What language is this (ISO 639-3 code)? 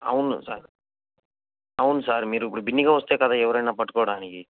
tel